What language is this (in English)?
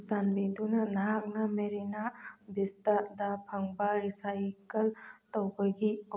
Manipuri